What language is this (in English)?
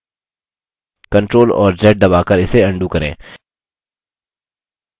Hindi